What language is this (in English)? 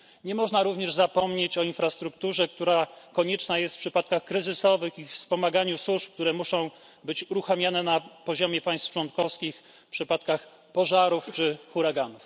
Polish